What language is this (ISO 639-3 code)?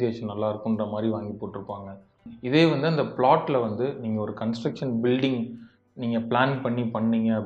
tam